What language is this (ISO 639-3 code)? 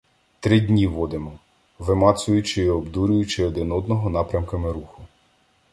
ukr